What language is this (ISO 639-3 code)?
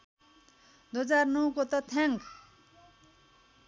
nep